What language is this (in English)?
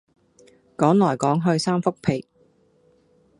Cantonese